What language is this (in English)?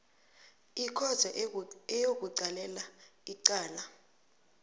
South Ndebele